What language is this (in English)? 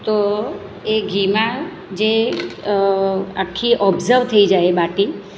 Gujarati